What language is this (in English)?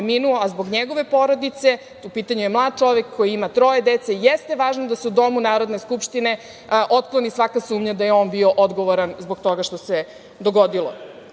Serbian